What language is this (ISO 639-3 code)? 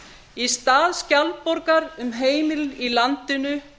isl